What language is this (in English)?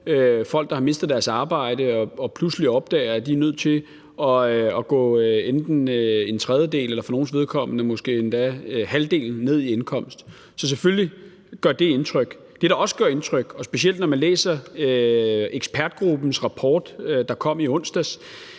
Danish